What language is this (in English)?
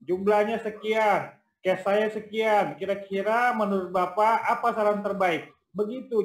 Indonesian